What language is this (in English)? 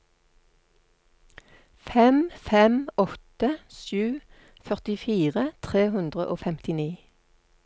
Norwegian